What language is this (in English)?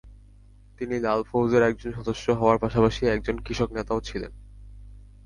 Bangla